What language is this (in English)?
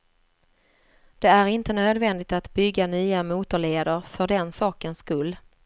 Swedish